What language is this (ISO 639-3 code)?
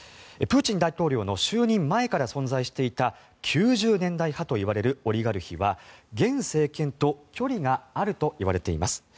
jpn